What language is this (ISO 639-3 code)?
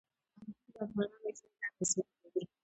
pus